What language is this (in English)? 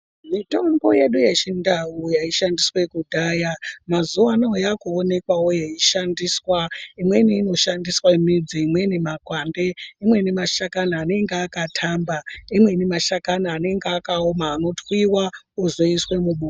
Ndau